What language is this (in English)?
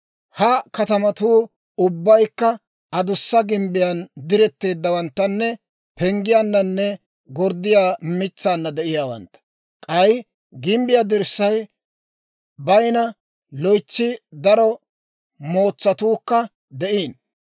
Dawro